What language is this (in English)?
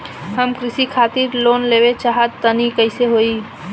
Bhojpuri